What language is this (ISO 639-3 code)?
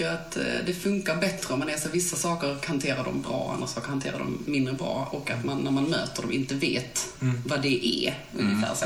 swe